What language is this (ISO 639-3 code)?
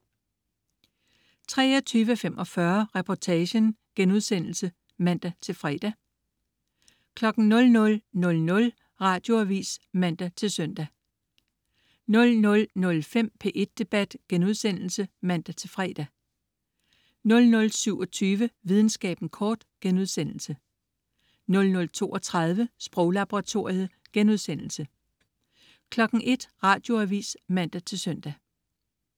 dan